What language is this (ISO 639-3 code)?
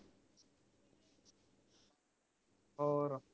pan